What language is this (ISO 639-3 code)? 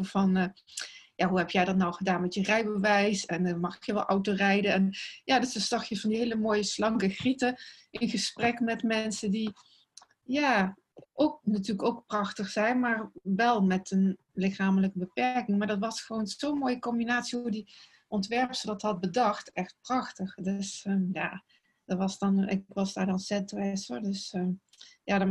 nld